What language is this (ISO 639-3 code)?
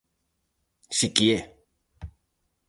glg